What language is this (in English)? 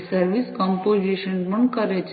Gujarati